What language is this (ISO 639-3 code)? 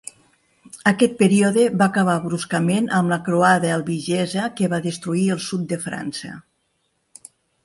cat